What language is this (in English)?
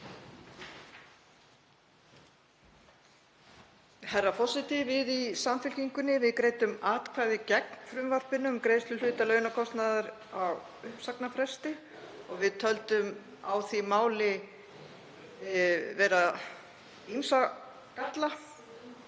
Icelandic